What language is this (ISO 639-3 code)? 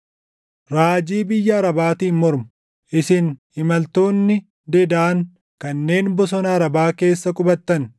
orm